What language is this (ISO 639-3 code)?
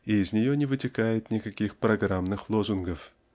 rus